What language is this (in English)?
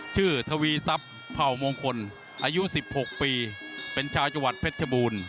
Thai